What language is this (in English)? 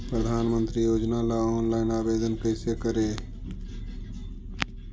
Magahi